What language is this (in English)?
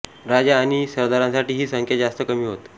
Marathi